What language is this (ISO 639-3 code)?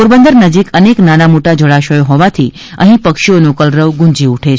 guj